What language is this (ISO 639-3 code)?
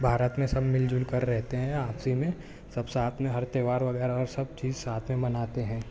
urd